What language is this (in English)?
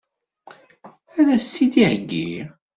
Kabyle